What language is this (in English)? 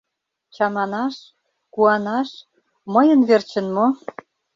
Mari